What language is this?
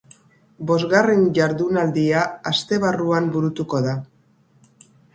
Basque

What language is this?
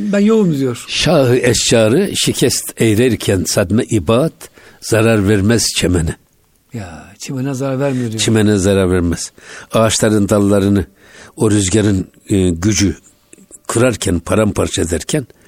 Turkish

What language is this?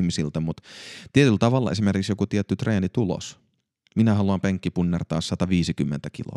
Finnish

